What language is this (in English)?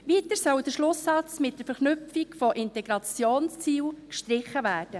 Swiss German